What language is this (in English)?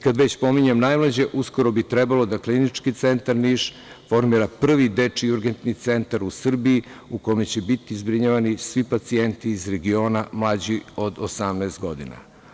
Serbian